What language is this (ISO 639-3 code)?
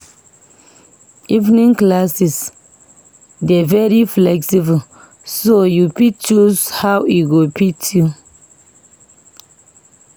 pcm